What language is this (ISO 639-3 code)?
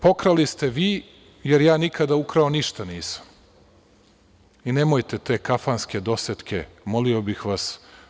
srp